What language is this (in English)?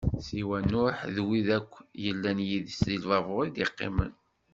Kabyle